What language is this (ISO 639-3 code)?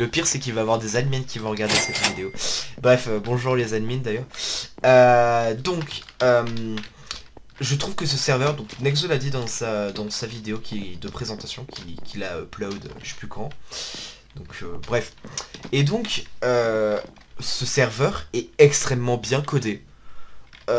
fra